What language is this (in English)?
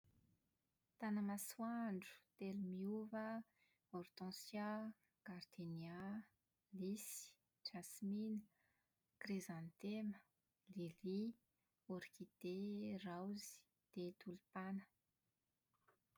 Malagasy